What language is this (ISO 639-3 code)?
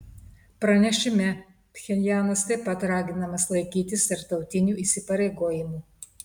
lit